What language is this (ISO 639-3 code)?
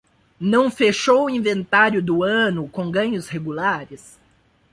por